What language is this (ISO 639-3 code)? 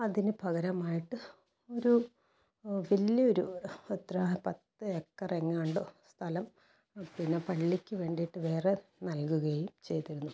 mal